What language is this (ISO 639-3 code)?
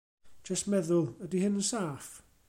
cym